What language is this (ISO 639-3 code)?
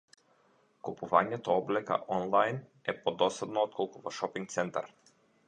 mkd